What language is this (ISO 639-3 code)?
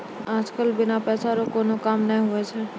mai